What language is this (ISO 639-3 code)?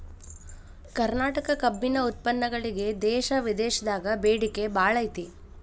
kan